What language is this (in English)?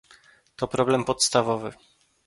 Polish